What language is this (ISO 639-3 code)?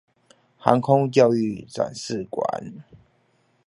zho